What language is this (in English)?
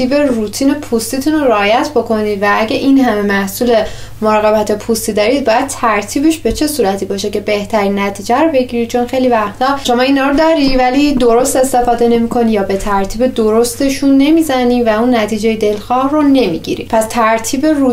Persian